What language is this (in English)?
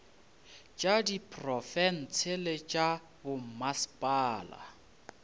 Northern Sotho